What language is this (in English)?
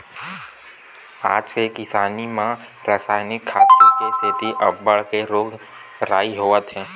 Chhattisgarhi